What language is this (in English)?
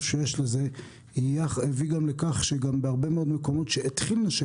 Hebrew